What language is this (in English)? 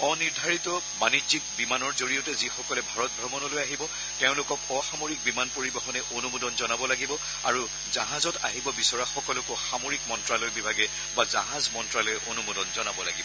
Assamese